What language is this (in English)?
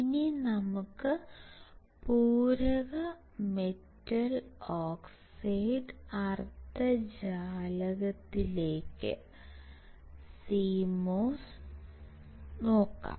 Malayalam